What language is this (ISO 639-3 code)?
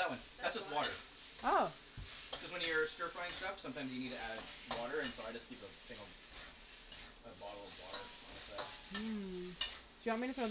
eng